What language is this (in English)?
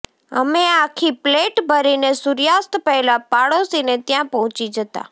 Gujarati